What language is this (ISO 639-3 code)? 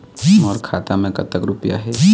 hne